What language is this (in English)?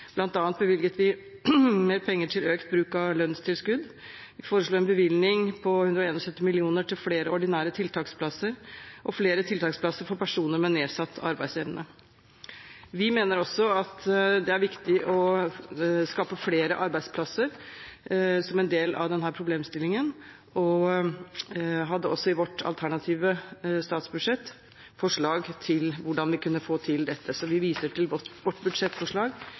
Norwegian Bokmål